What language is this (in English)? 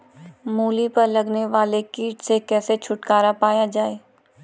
Hindi